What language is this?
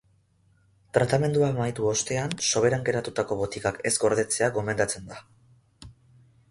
Basque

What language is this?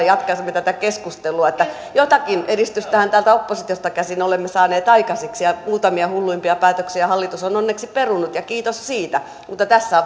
Finnish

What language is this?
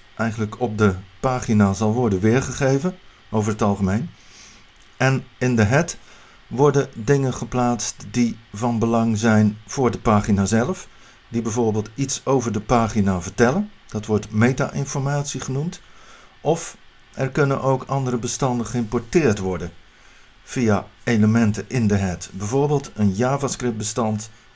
Dutch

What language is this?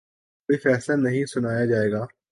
Urdu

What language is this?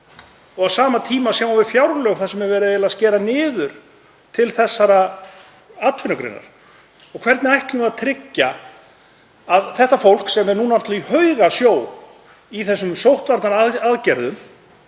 Icelandic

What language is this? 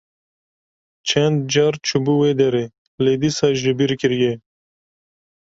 Kurdish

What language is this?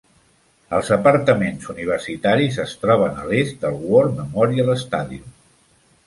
Catalan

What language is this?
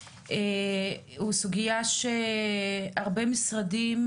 Hebrew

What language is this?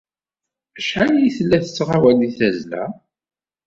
Kabyle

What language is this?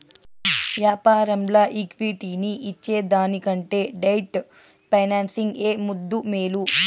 Telugu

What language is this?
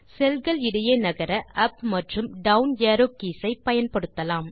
Tamil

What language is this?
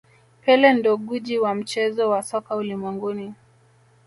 Swahili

